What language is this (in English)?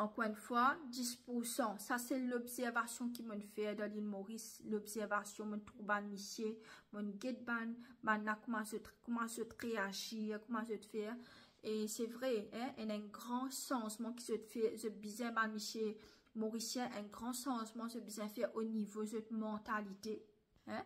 French